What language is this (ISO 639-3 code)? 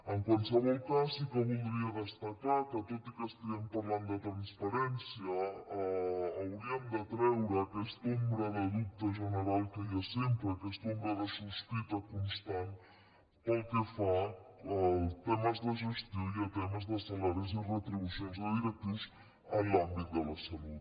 cat